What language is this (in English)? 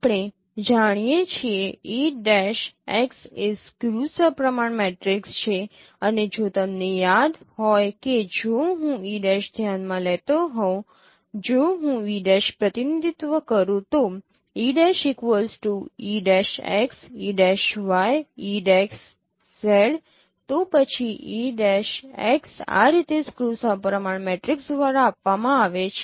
Gujarati